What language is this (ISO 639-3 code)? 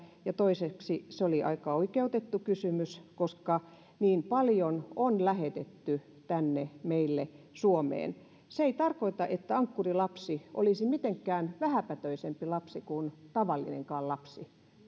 fin